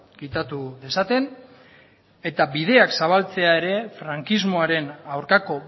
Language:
Basque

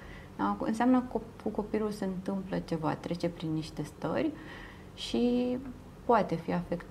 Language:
Romanian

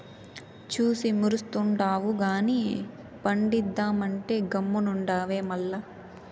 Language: Telugu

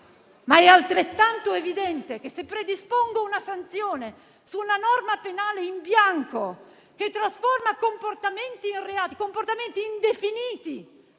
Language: Italian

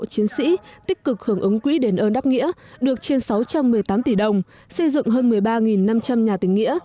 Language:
Vietnamese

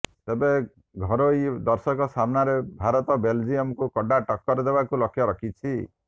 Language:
Odia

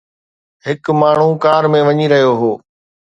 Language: Sindhi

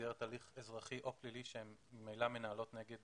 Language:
Hebrew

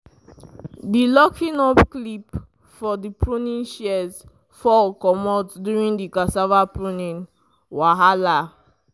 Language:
Nigerian Pidgin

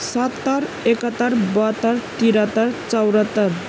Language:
Nepali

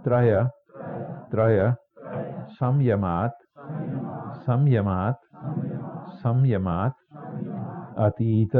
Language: Chinese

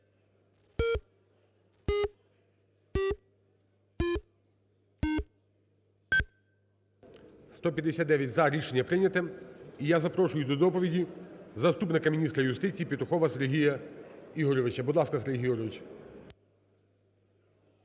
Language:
Ukrainian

